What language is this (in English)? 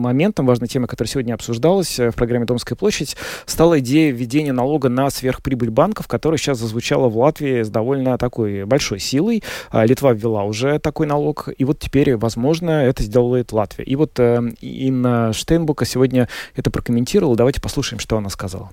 Russian